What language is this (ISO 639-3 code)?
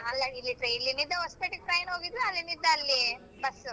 kan